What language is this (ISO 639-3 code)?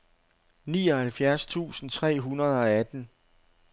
dan